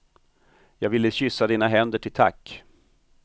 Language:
Swedish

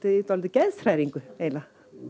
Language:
Icelandic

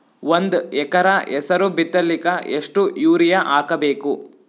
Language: Kannada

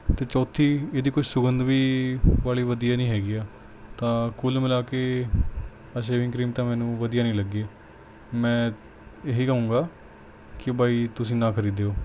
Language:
Punjabi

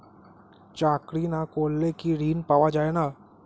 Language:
Bangla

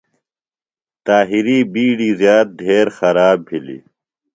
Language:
Phalura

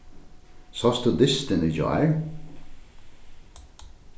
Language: Faroese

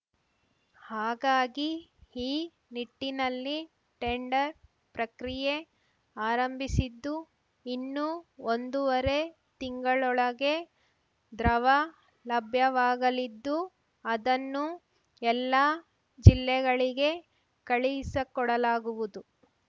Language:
Kannada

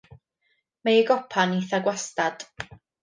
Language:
Welsh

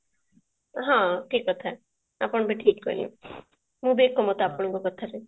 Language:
Odia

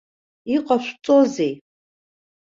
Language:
Abkhazian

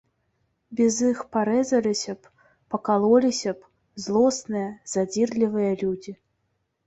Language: Belarusian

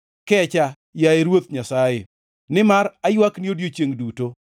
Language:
Luo (Kenya and Tanzania)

